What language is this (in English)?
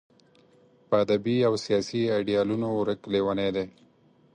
Pashto